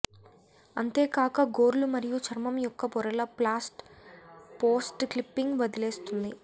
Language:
Telugu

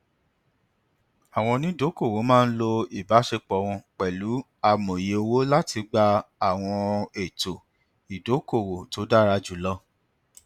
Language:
Yoruba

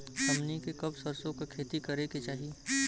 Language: Bhojpuri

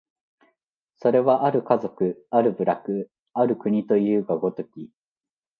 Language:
Japanese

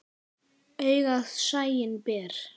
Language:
Icelandic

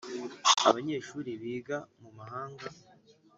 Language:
Kinyarwanda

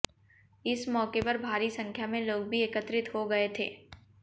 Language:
Hindi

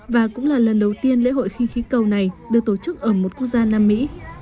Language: Vietnamese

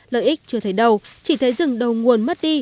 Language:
Vietnamese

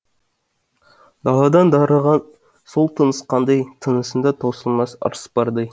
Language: Kazakh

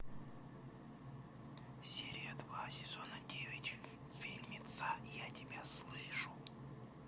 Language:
Russian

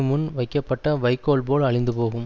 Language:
Tamil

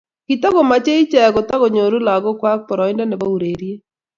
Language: Kalenjin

